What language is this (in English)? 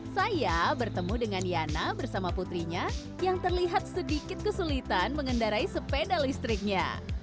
Indonesian